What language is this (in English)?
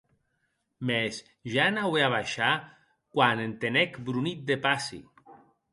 Occitan